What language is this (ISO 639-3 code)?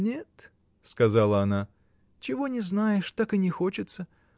rus